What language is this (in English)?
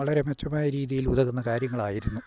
Malayalam